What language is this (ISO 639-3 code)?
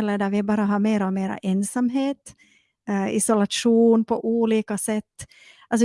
swe